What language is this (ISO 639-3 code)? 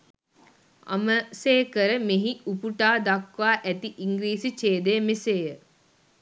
sin